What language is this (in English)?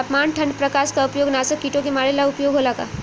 Bhojpuri